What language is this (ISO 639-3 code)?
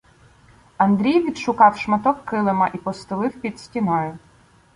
ukr